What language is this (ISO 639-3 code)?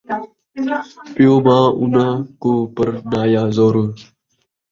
skr